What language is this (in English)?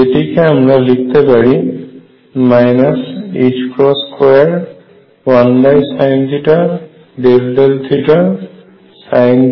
Bangla